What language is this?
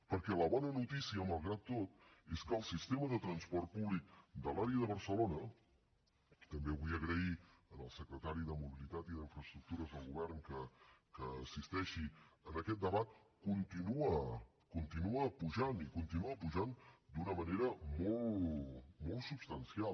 Catalan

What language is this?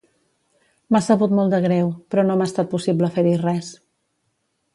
Catalan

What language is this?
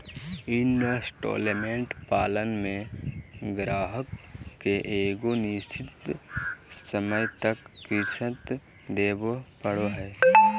Magahi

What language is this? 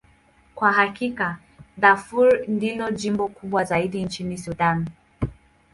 Swahili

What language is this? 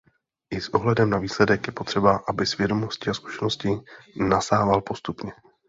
Czech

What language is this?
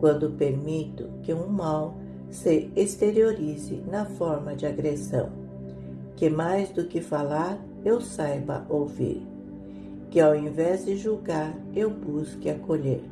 Portuguese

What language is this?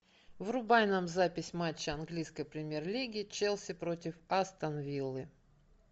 Russian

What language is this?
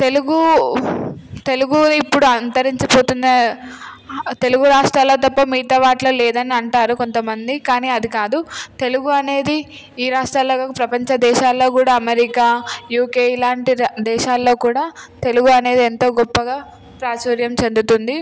Telugu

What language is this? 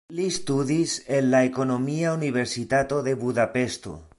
Esperanto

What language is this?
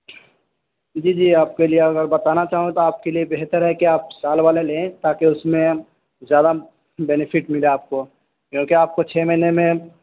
Urdu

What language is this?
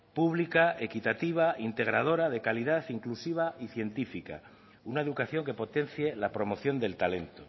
Spanish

